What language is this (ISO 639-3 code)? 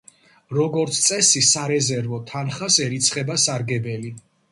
kat